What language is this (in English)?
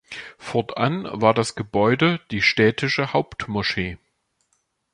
German